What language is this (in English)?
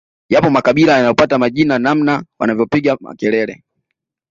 Swahili